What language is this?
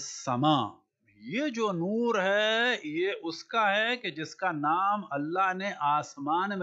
Arabic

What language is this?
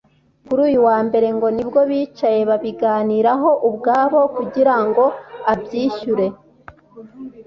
Kinyarwanda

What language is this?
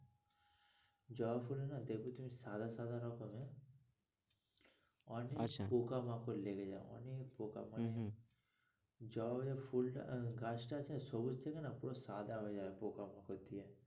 Bangla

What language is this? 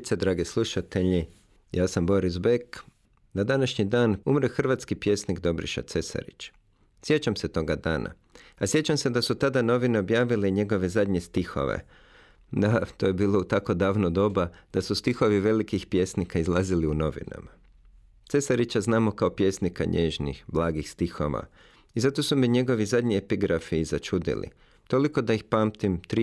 Croatian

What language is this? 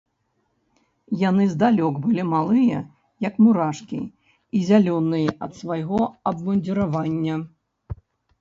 Belarusian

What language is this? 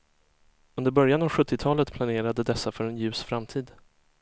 Swedish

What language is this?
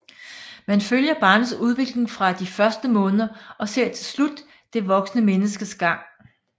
Danish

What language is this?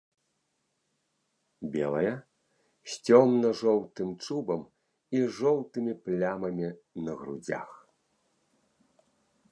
Belarusian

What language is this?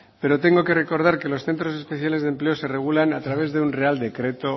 Spanish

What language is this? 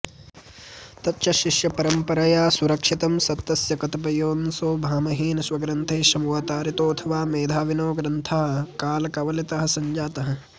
Sanskrit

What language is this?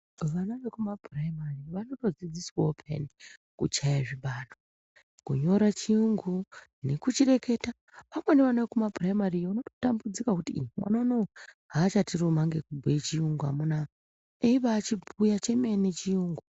Ndau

